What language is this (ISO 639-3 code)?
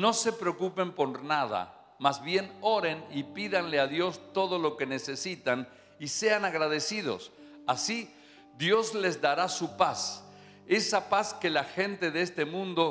spa